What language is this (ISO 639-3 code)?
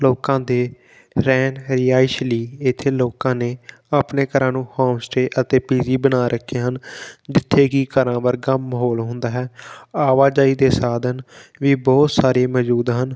pan